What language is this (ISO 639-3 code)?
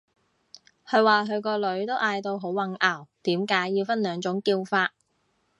yue